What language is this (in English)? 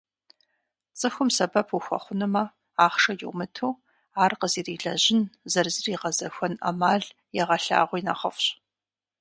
Kabardian